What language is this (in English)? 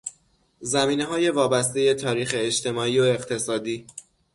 Persian